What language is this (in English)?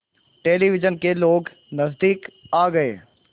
Hindi